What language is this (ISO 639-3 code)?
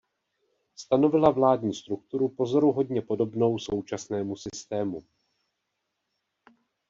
ces